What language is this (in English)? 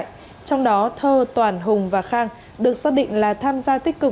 Vietnamese